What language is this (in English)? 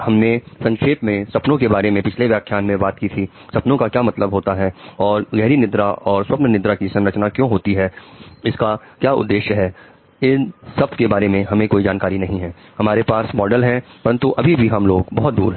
Hindi